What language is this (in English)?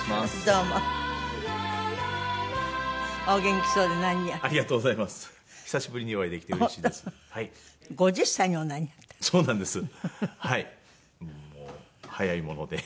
Japanese